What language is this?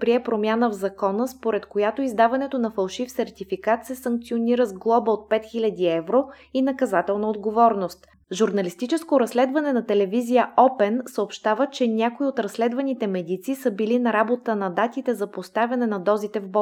Bulgarian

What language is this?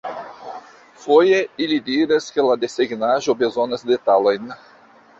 Esperanto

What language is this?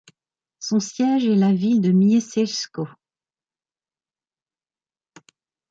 French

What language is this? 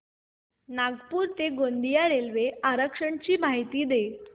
Marathi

